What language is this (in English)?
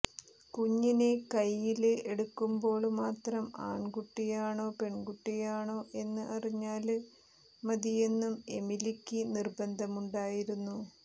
Malayalam